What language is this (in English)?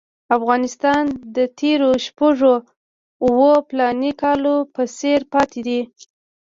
Pashto